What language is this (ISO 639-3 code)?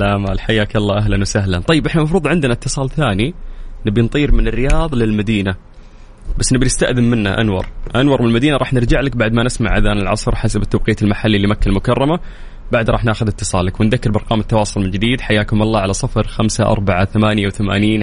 ara